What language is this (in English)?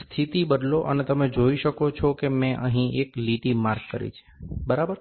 Gujarati